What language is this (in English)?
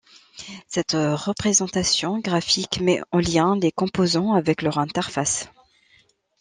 French